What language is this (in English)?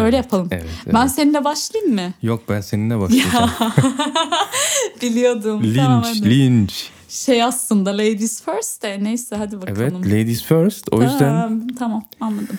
Turkish